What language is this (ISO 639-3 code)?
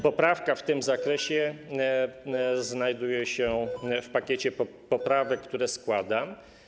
pol